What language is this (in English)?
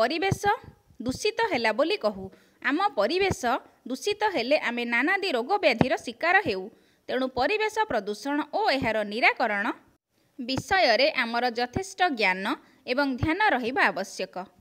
Hindi